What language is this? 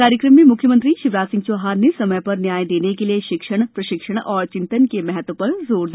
Hindi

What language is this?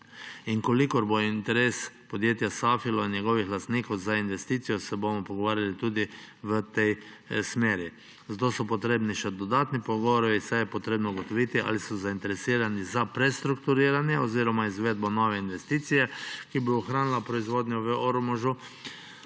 Slovenian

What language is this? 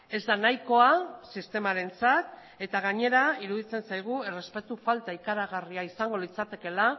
Basque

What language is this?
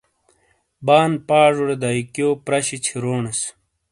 Shina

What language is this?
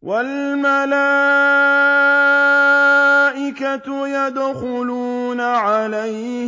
Arabic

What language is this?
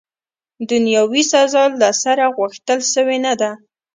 Pashto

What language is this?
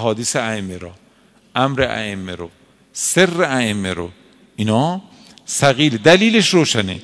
Persian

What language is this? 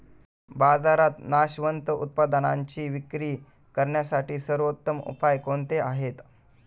Marathi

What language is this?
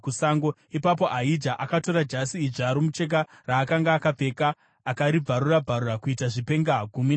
Shona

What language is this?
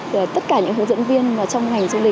Vietnamese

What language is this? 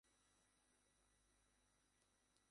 Bangla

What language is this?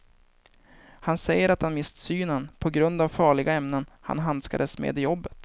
Swedish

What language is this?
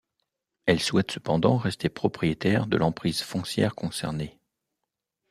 French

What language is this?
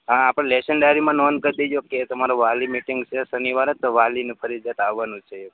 Gujarati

